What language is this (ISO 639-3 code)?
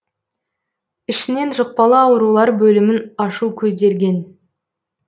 kaz